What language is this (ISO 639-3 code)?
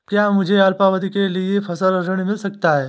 hin